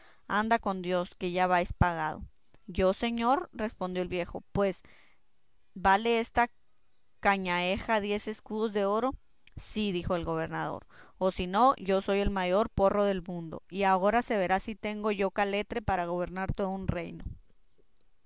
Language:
Spanish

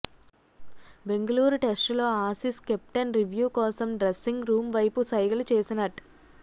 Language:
Telugu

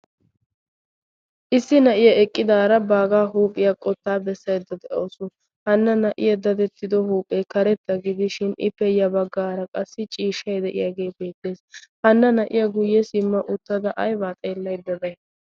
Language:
Wolaytta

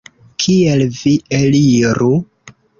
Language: Esperanto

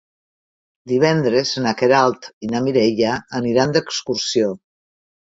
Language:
Catalan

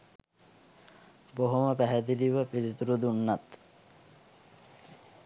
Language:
Sinhala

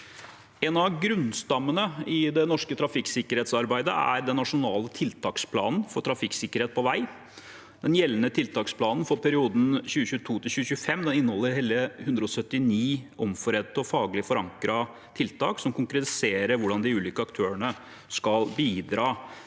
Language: Norwegian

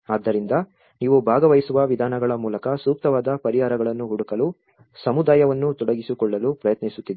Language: Kannada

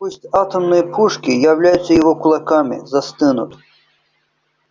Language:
Russian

